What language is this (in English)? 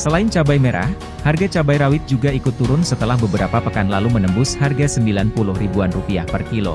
Indonesian